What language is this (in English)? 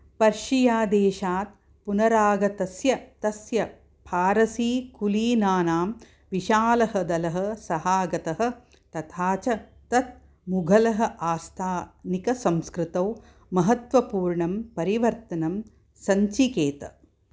Sanskrit